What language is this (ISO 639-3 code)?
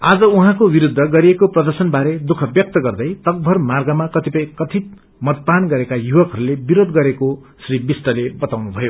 nep